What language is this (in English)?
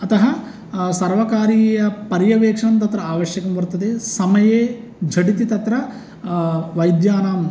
Sanskrit